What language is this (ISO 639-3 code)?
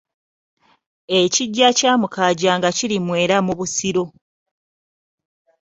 lug